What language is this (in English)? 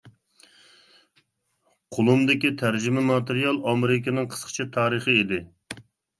Uyghur